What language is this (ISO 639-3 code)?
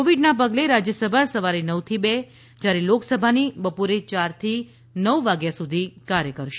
guj